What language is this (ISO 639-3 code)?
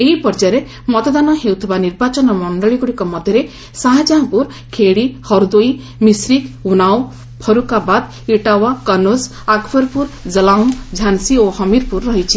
ori